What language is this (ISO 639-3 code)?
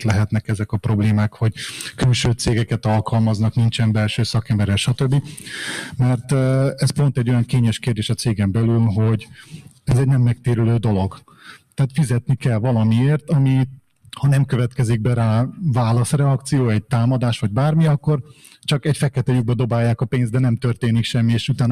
hun